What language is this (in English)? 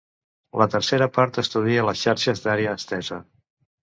Catalan